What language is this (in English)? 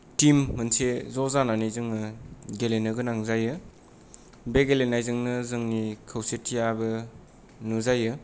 Bodo